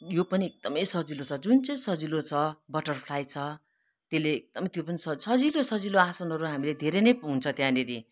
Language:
Nepali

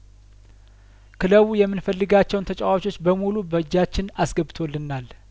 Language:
Amharic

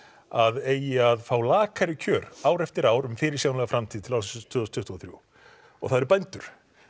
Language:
Icelandic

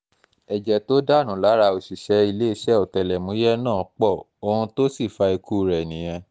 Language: Yoruba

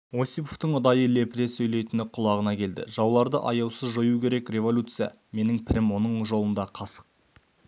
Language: Kazakh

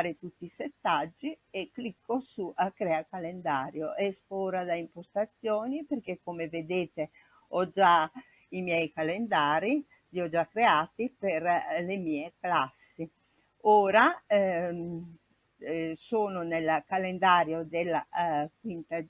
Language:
Italian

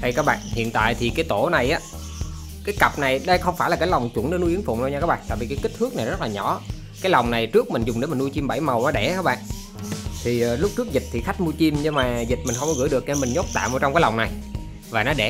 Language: Vietnamese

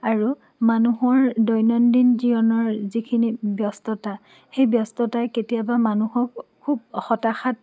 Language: Assamese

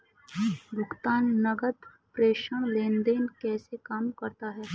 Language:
Hindi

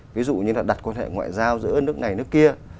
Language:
Vietnamese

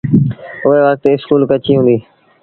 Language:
Sindhi Bhil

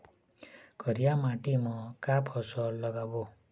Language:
Chhattisgarhi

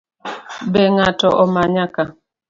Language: Luo (Kenya and Tanzania)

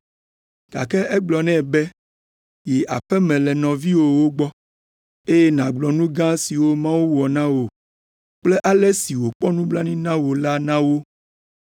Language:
Ewe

